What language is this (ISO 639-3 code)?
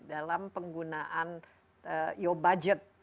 ind